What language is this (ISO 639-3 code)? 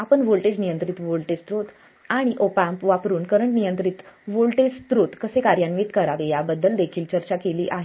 mar